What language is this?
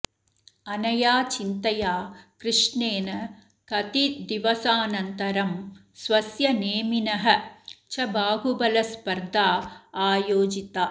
Sanskrit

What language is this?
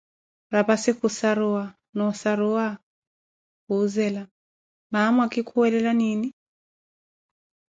Koti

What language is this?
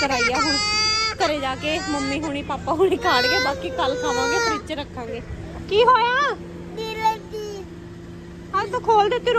Punjabi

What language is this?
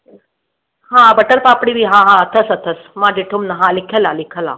Sindhi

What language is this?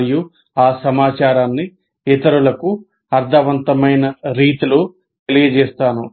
Telugu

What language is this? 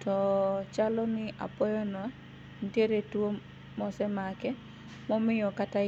Luo (Kenya and Tanzania)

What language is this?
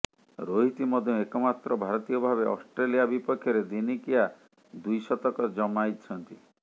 Odia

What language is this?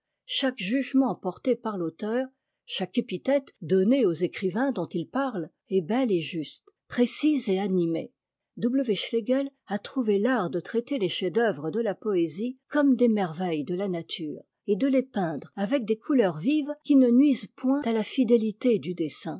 French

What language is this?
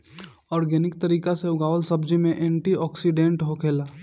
Bhojpuri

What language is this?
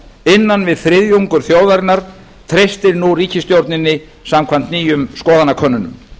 Icelandic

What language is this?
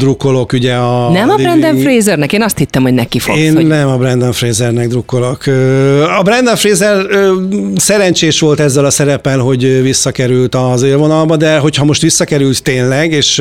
Hungarian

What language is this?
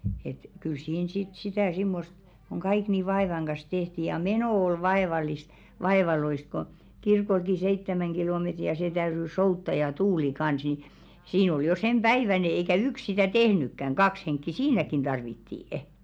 Finnish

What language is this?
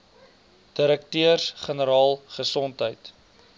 Afrikaans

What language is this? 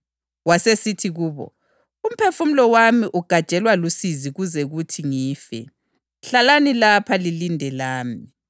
North Ndebele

